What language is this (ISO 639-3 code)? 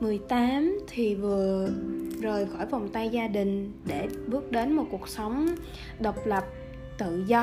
vie